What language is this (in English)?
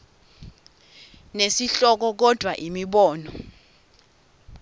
Swati